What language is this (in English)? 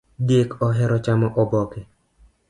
Luo (Kenya and Tanzania)